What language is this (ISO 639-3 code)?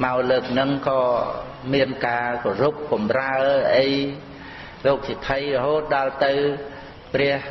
khm